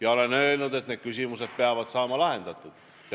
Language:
Estonian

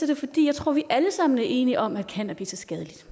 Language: Danish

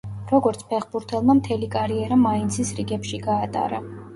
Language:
Georgian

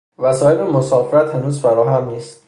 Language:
Persian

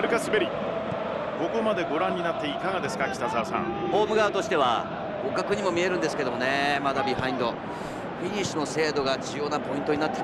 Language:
Japanese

